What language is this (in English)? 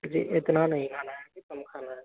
Hindi